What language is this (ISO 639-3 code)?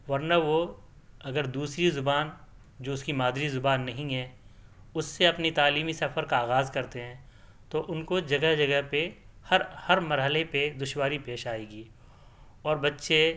urd